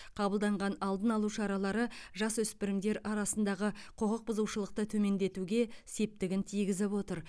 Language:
Kazakh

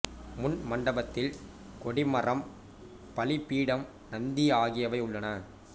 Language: Tamil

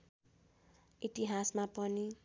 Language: Nepali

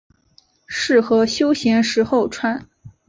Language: Chinese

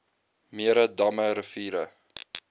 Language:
Afrikaans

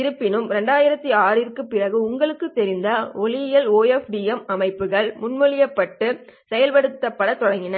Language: Tamil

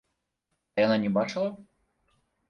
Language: Belarusian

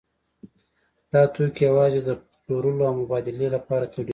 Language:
Pashto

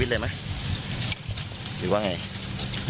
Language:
Thai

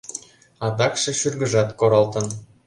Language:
Mari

